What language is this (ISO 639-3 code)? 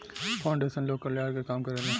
bho